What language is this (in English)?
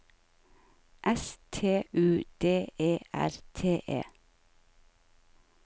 Norwegian